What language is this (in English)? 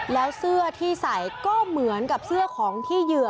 Thai